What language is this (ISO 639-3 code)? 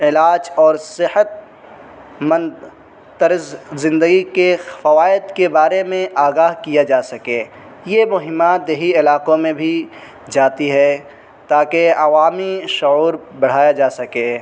urd